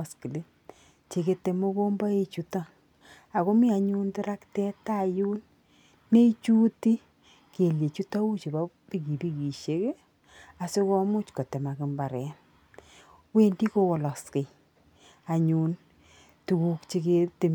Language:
Kalenjin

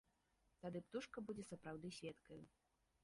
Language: Belarusian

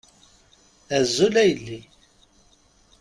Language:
Kabyle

